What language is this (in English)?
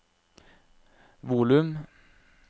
Norwegian